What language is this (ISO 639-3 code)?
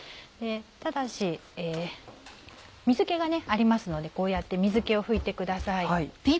jpn